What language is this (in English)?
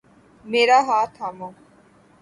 Urdu